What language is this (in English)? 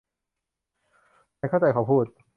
Thai